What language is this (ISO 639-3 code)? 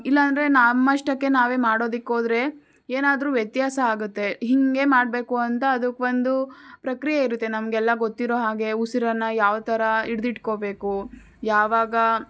kan